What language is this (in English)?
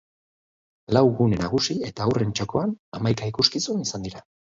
Basque